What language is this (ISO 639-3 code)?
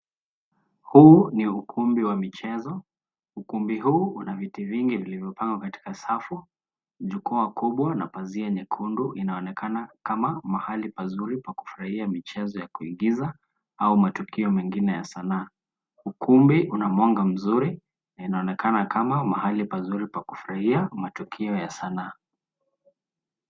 swa